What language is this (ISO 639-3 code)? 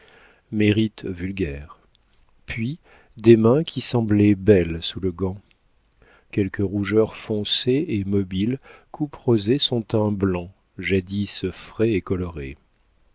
fra